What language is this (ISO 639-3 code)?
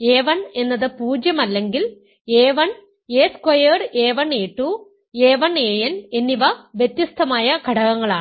mal